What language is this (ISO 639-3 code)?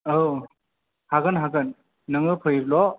brx